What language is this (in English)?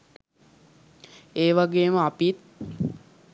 Sinhala